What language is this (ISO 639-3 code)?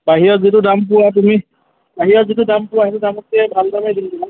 asm